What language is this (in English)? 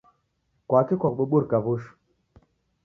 Taita